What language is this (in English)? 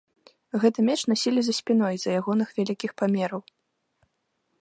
Belarusian